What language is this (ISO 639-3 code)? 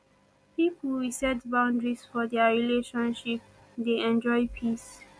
pcm